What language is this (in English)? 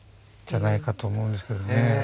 Japanese